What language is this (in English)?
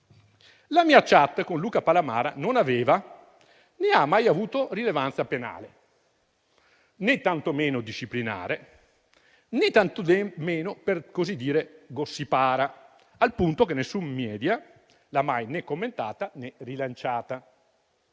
Italian